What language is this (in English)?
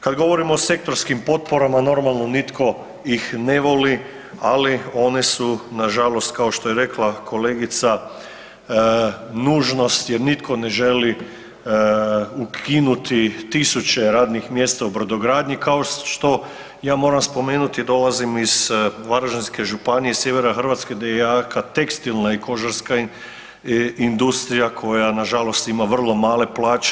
Croatian